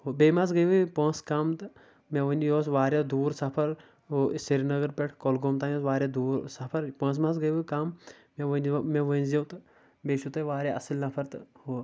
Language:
Kashmiri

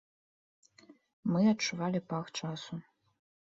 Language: Belarusian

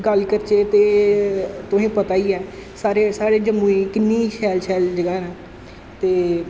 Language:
Dogri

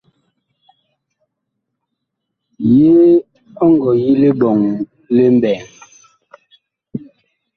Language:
Bakoko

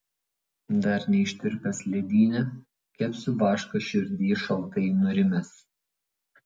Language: Lithuanian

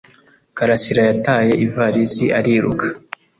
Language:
Kinyarwanda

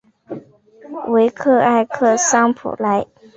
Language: Chinese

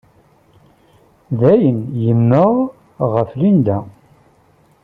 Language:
Kabyle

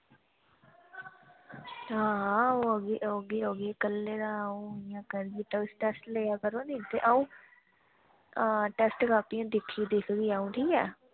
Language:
Dogri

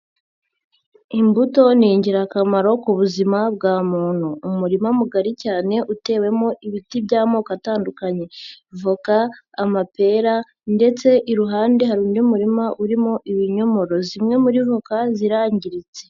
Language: Kinyarwanda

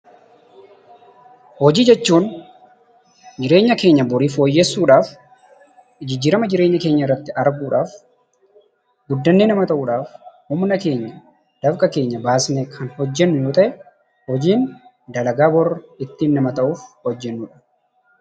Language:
Oromo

